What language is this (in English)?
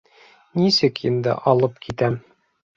Bashkir